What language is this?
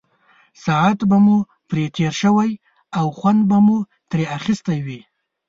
Pashto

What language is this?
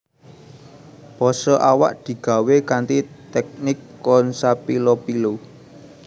Javanese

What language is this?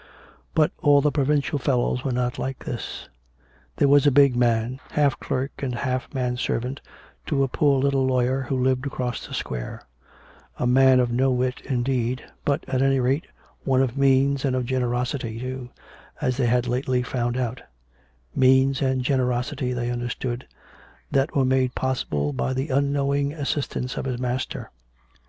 English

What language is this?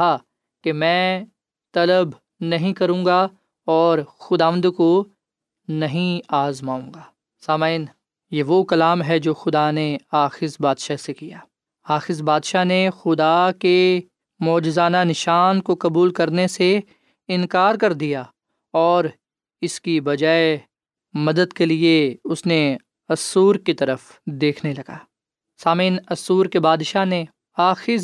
Urdu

